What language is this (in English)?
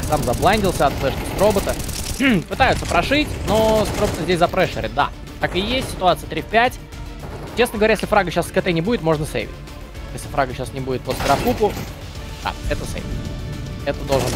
Russian